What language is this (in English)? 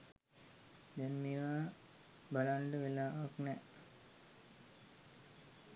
Sinhala